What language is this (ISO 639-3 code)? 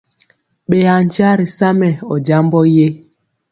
mcx